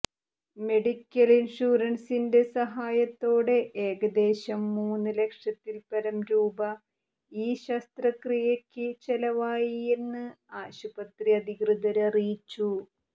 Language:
Malayalam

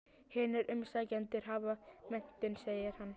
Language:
Icelandic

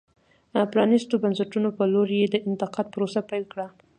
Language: Pashto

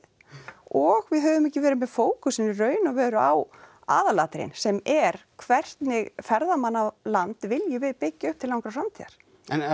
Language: Icelandic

